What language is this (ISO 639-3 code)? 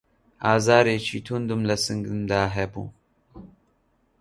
ckb